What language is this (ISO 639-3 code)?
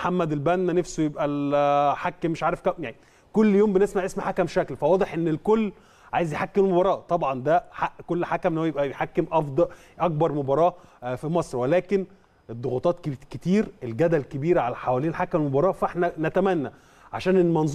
ara